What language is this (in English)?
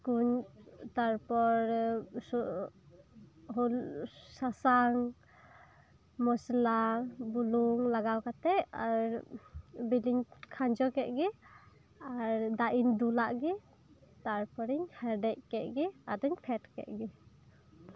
Santali